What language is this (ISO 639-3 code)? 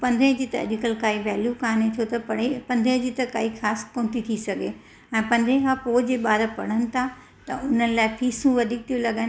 snd